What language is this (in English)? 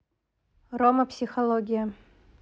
Russian